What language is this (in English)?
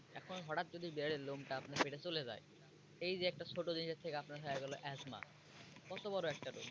Bangla